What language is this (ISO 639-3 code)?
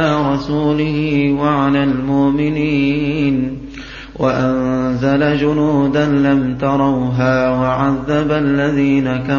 ara